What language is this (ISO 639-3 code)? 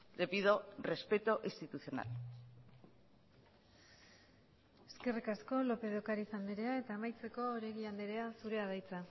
eus